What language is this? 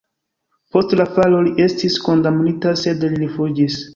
Esperanto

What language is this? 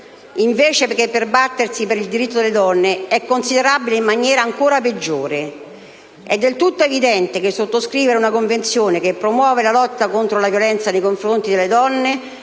Italian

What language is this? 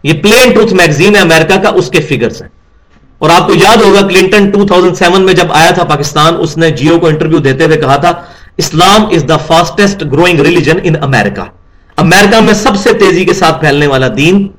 Urdu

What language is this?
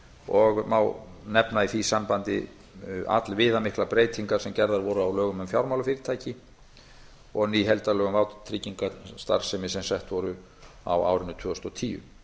Icelandic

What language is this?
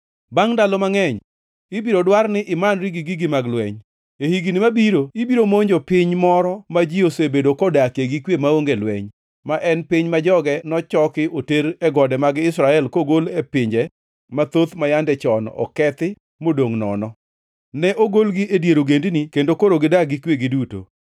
Luo (Kenya and Tanzania)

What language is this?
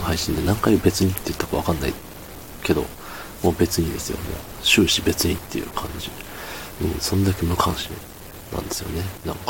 Japanese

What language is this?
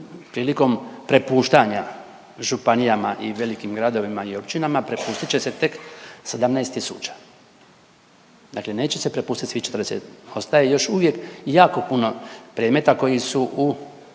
Croatian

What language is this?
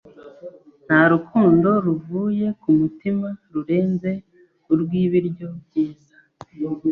Kinyarwanda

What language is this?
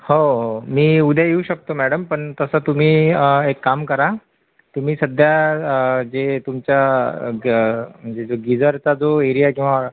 Marathi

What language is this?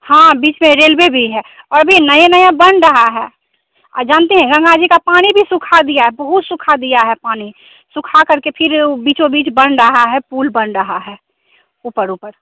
Hindi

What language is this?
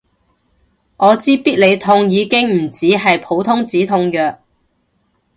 Cantonese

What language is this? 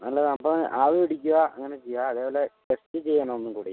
Malayalam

